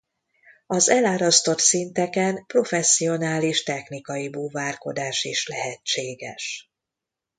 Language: Hungarian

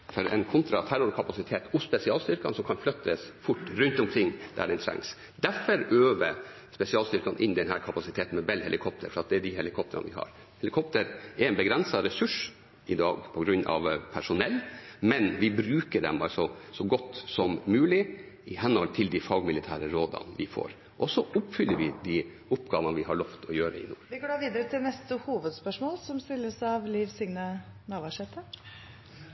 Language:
Norwegian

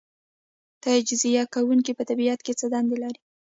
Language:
Pashto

